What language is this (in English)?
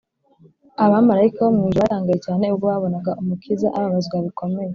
Kinyarwanda